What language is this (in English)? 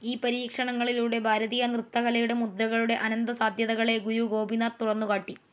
Malayalam